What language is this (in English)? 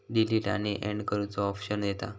Marathi